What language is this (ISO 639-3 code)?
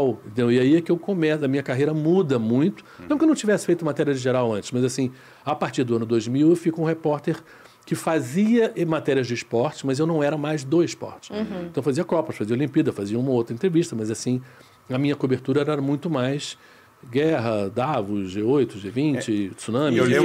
por